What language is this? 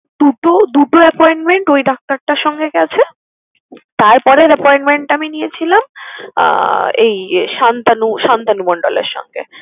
Bangla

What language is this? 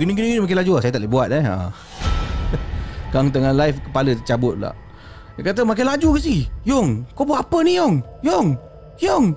Malay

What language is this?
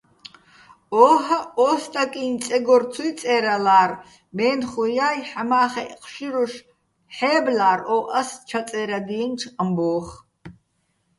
Bats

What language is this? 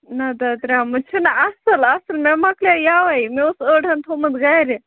Kashmiri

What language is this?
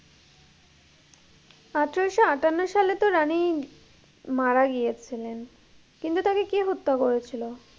Bangla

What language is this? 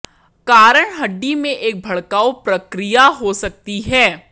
Hindi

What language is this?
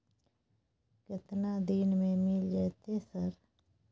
Maithili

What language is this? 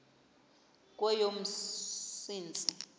Xhosa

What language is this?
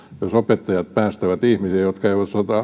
Finnish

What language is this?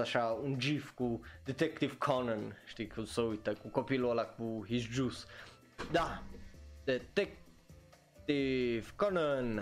Romanian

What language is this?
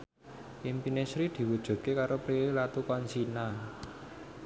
Javanese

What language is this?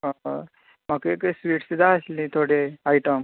Konkani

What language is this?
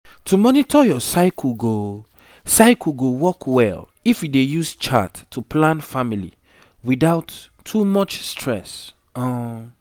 Nigerian Pidgin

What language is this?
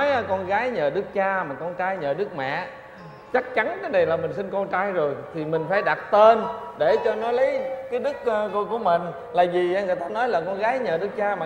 Vietnamese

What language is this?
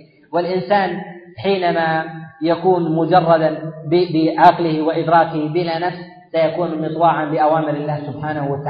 Arabic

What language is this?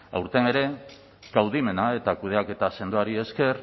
Basque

